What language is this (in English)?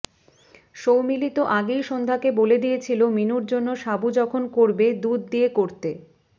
Bangla